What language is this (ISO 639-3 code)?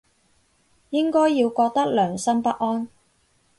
yue